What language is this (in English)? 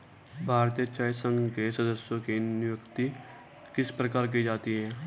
Hindi